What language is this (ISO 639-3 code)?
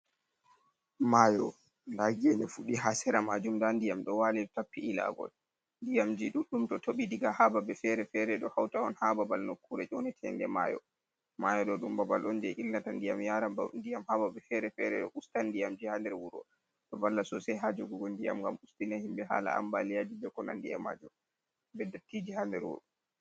ful